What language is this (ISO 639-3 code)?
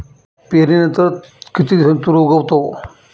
mar